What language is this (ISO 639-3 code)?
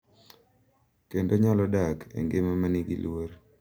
luo